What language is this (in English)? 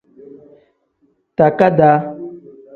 Tem